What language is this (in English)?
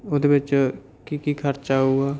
Punjabi